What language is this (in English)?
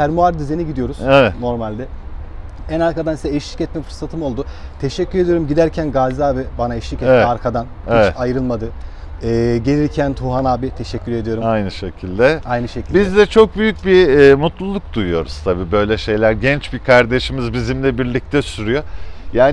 Turkish